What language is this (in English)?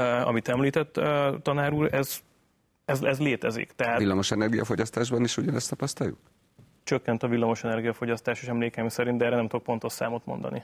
Hungarian